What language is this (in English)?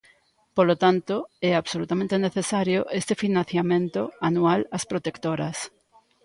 Galician